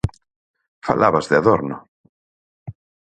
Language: Galician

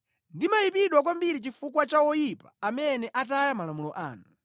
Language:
Nyanja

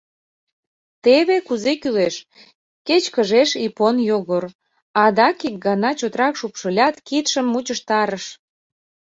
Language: Mari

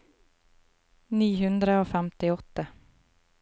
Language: Norwegian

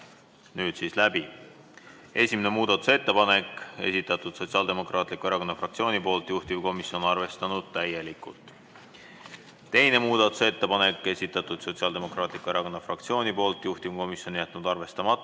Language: Estonian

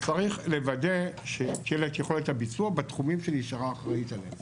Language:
Hebrew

